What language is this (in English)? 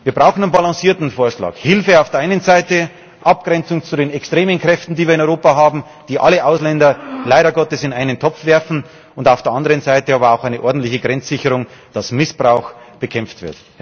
German